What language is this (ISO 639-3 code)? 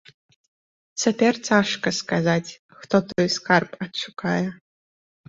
bel